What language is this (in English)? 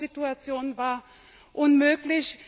German